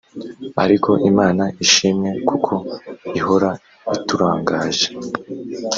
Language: Kinyarwanda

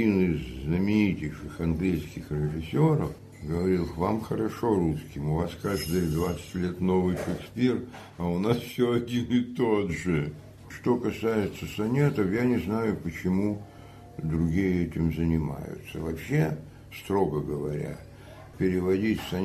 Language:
Russian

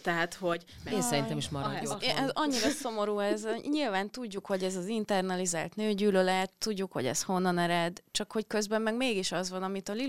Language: Hungarian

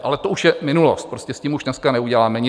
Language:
Czech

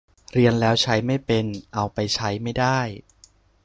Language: Thai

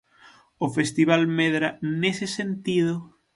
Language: Galician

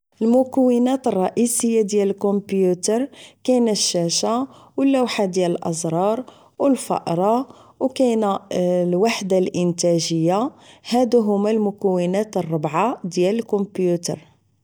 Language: Moroccan Arabic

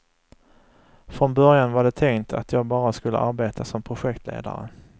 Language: Swedish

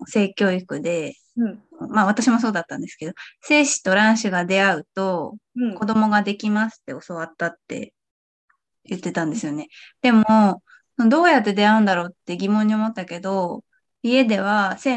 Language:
Japanese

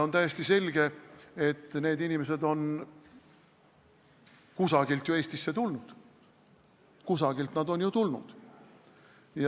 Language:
Estonian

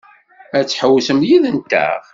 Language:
Kabyle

